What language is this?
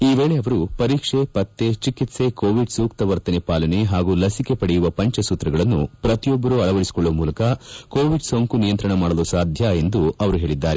Kannada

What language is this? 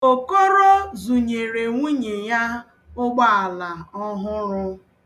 Igbo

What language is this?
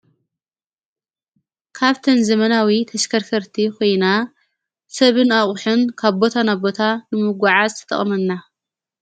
Tigrinya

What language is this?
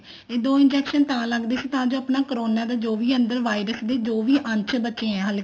Punjabi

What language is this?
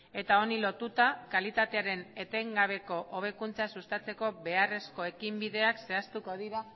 Basque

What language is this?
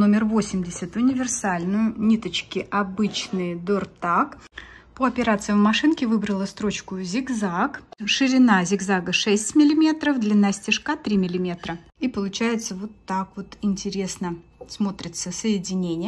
Russian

